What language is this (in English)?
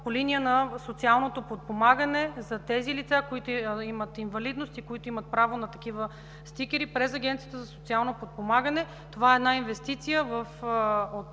Bulgarian